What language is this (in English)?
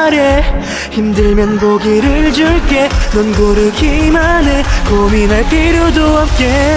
Korean